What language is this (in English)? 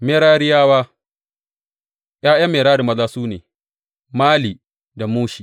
Hausa